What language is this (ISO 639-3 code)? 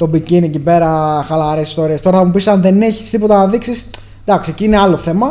ell